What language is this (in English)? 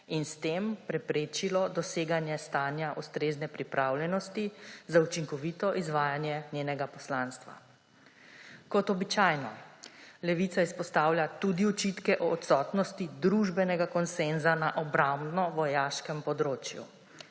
Slovenian